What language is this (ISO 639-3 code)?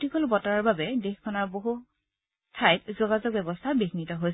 asm